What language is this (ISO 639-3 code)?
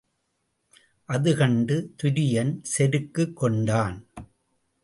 tam